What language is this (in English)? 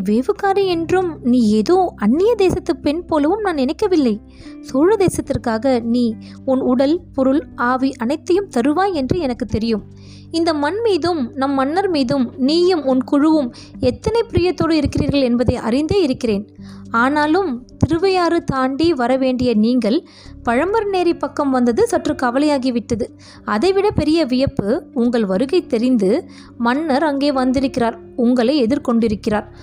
Tamil